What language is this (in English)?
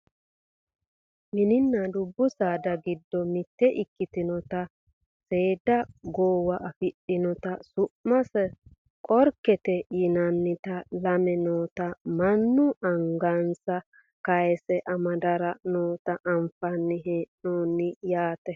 Sidamo